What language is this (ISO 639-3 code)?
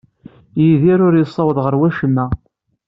kab